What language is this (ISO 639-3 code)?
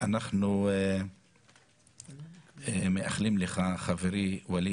heb